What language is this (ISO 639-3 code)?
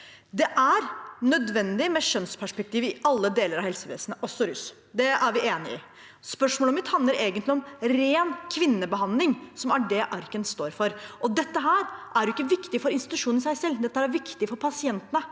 nor